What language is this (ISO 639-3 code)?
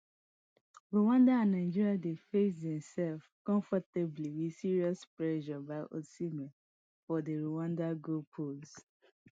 pcm